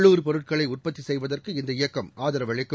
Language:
Tamil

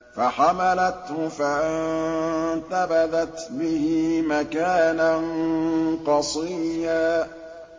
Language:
Arabic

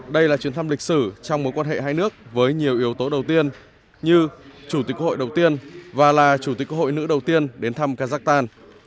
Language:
Vietnamese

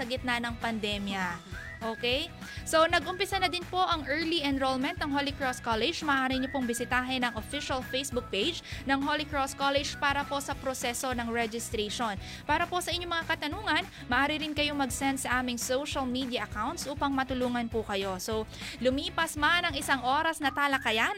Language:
Filipino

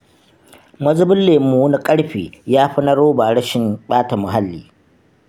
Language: Hausa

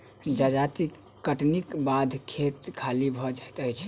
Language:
Maithili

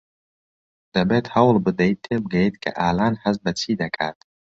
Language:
Central Kurdish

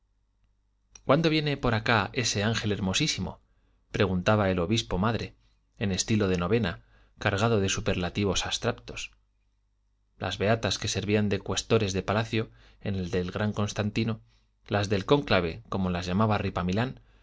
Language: Spanish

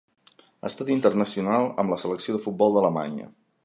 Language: Catalan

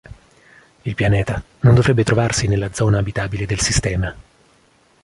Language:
Italian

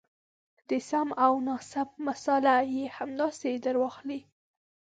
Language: Pashto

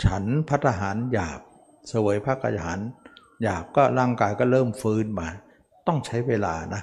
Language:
Thai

